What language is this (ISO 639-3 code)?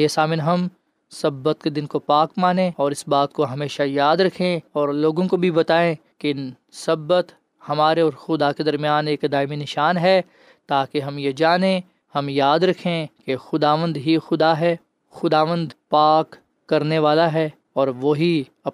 urd